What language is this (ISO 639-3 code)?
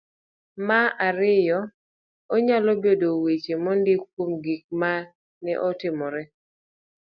luo